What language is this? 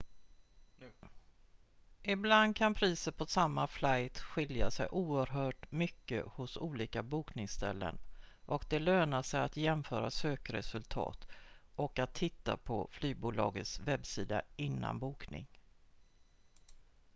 Swedish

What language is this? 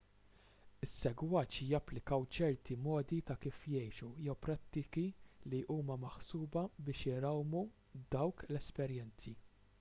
Maltese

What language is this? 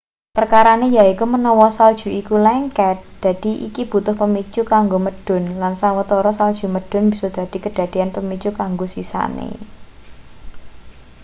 Javanese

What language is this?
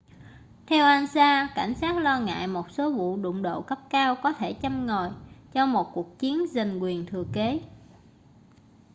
Vietnamese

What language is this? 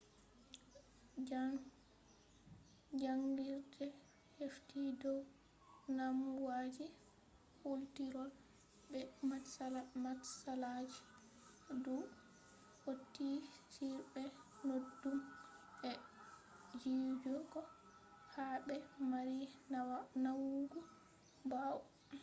Fula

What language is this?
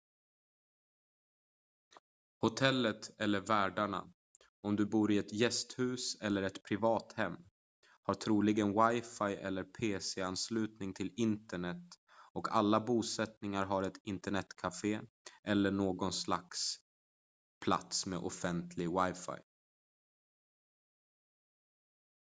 Swedish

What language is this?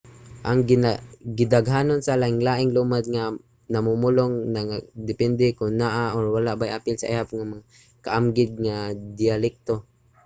Cebuano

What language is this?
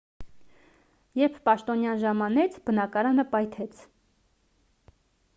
Armenian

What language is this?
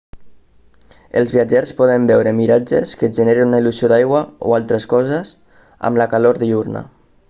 Catalan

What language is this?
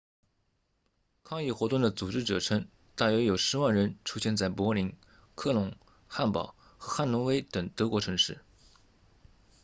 Chinese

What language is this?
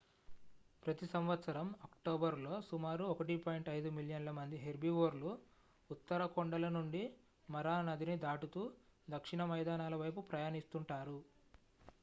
Telugu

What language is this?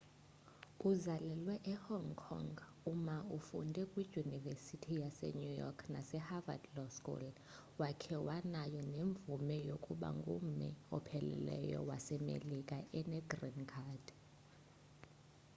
Xhosa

